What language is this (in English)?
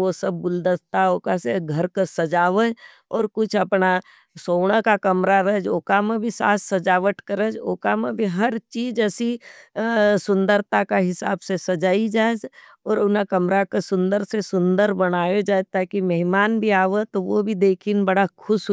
Nimadi